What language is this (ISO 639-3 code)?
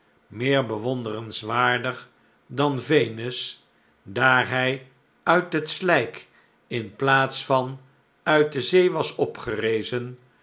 nld